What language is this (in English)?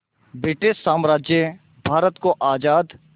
Hindi